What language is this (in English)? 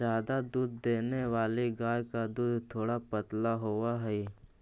Magahi